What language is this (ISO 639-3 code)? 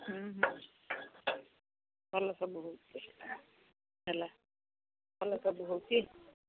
ori